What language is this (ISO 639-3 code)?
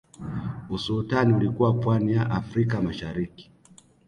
swa